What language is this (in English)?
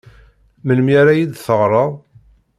Kabyle